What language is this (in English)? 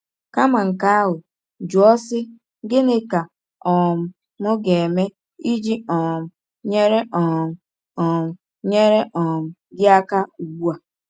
Igbo